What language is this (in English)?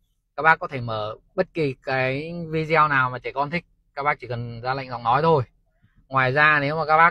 Vietnamese